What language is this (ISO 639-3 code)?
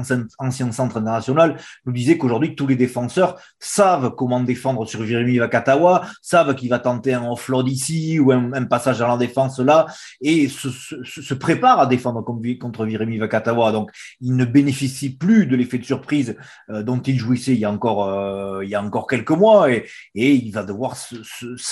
fra